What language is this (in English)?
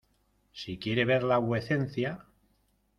Spanish